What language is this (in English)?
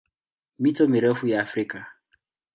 Swahili